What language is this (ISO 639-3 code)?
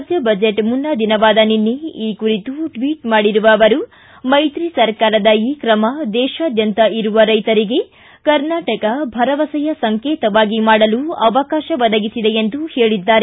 kan